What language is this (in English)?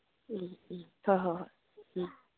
Manipuri